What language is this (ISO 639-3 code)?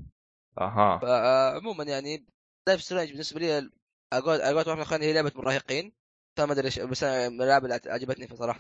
ara